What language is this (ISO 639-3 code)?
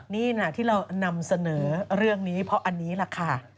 tha